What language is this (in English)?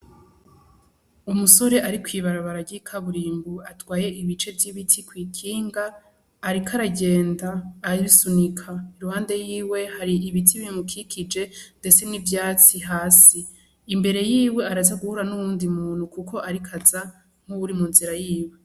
Rundi